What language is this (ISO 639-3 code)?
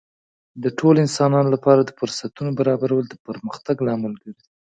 pus